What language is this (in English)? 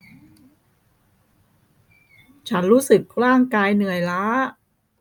Thai